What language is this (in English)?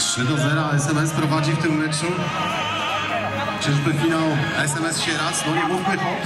Polish